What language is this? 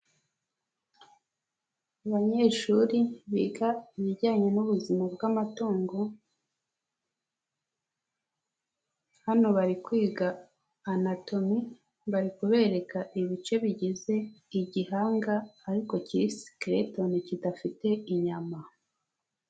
Kinyarwanda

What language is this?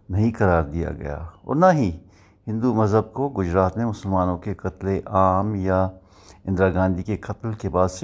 Urdu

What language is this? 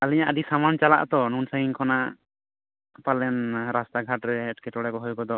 Santali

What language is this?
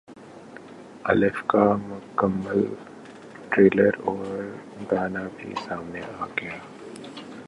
Urdu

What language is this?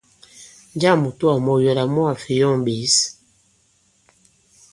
Bankon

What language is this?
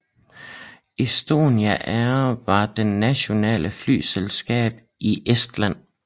Danish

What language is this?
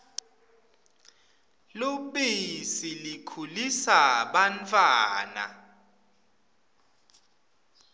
Swati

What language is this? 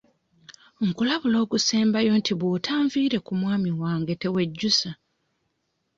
Ganda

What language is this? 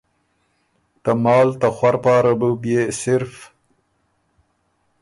Ormuri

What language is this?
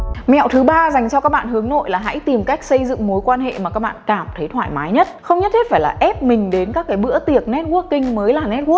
Vietnamese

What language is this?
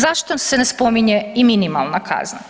Croatian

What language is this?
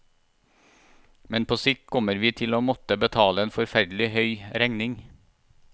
Norwegian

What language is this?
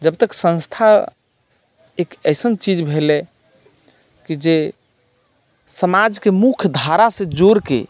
Maithili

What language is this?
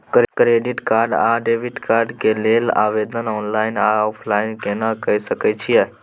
Maithili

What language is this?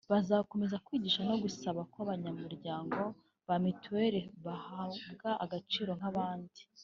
Kinyarwanda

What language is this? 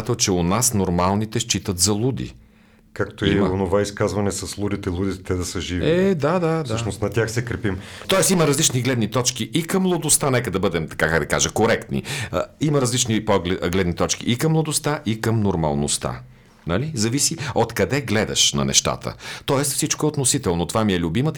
Bulgarian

